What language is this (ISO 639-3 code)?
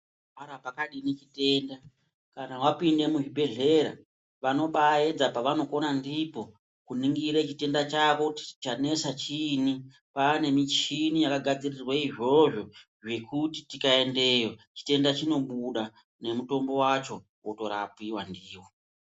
ndc